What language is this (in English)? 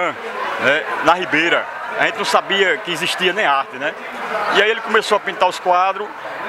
Portuguese